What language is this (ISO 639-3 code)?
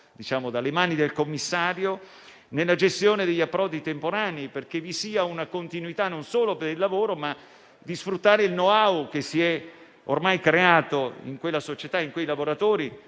ita